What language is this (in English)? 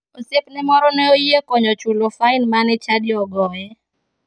Luo (Kenya and Tanzania)